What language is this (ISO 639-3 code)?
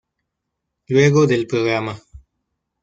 spa